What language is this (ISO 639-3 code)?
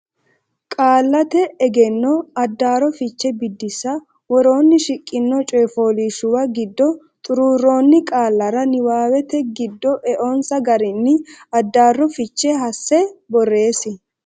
sid